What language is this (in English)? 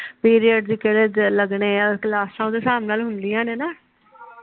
Punjabi